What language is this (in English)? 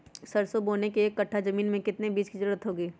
Magahi